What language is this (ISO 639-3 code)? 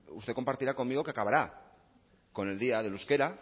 spa